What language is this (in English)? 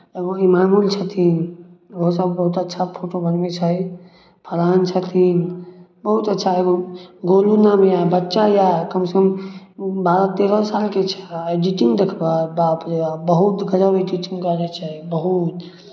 Maithili